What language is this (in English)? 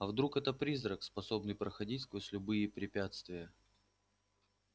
Russian